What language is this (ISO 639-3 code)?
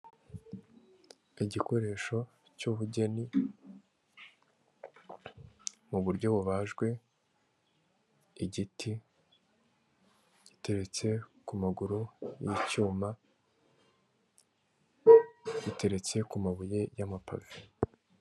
kin